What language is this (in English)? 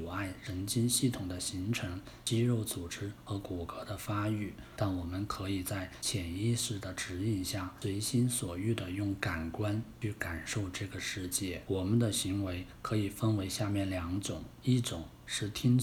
Chinese